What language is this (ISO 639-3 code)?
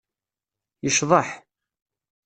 kab